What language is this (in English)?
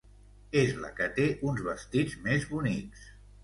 Catalan